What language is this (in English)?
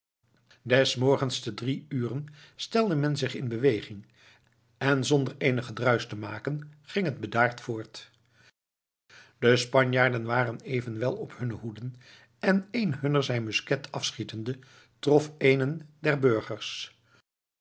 Dutch